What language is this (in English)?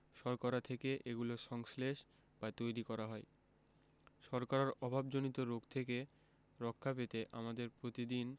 Bangla